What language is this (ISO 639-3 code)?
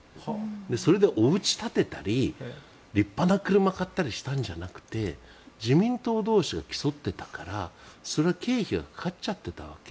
jpn